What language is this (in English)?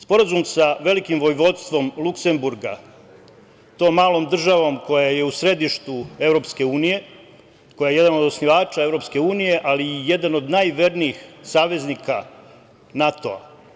Serbian